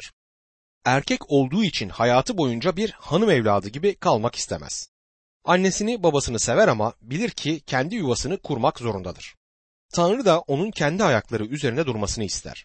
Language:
Turkish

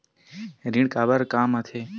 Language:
Chhattisgarhi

